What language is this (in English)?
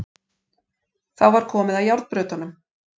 Icelandic